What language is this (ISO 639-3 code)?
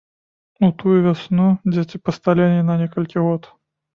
bel